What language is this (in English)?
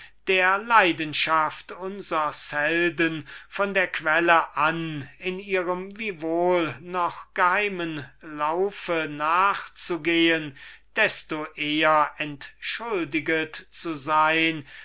German